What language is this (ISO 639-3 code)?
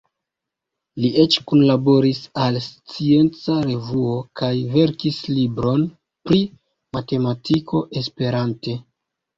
epo